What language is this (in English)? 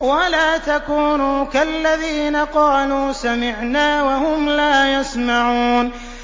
Arabic